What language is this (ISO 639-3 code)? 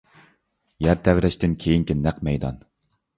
uig